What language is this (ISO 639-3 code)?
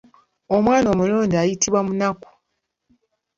lug